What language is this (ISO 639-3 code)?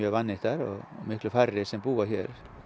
isl